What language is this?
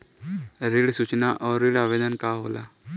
Bhojpuri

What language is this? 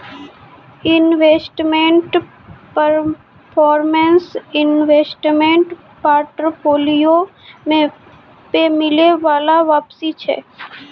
Maithili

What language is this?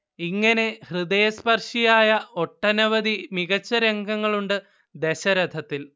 Malayalam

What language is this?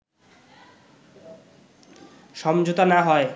Bangla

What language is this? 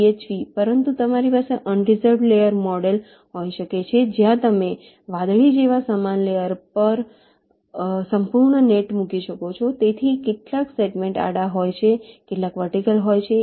Gujarati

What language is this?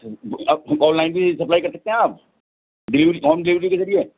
Urdu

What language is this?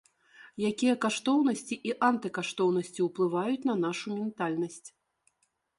Belarusian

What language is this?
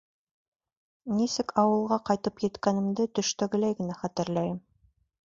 Bashkir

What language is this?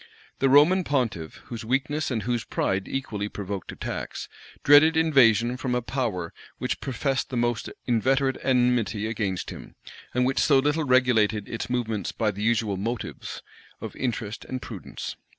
English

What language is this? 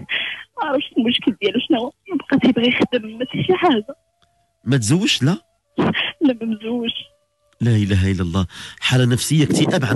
Arabic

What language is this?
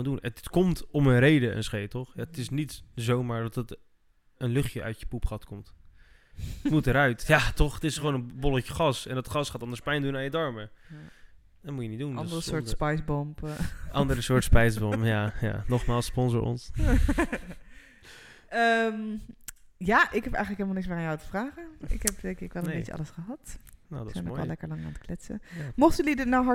Dutch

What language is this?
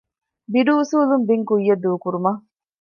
Divehi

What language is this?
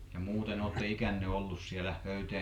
Finnish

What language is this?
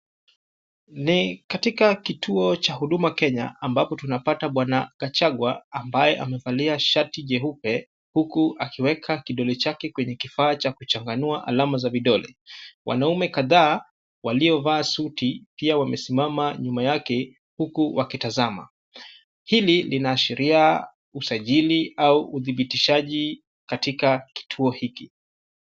Swahili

